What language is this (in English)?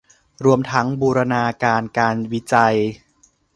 Thai